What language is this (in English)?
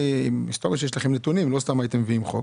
Hebrew